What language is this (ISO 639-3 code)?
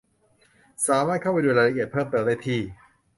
tha